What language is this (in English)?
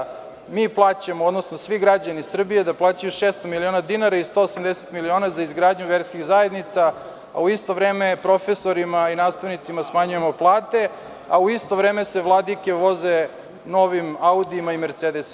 Serbian